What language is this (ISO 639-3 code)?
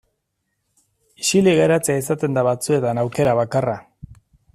eus